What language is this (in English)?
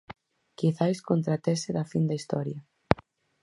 Galician